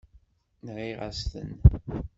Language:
Kabyle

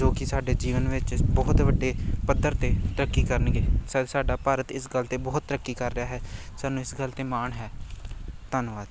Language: Punjabi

